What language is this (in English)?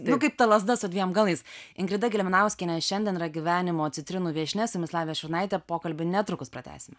Lithuanian